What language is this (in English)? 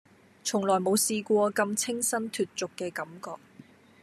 Cantonese